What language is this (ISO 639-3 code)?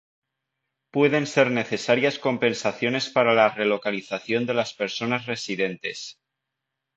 spa